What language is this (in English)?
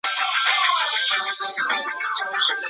Chinese